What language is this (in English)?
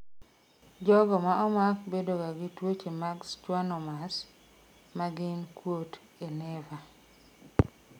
Luo (Kenya and Tanzania)